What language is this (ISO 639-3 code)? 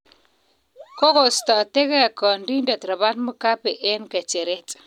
kln